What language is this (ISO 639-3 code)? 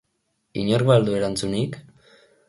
eus